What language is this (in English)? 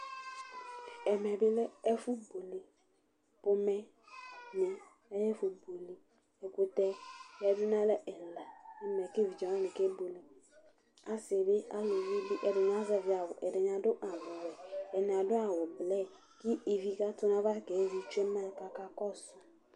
Ikposo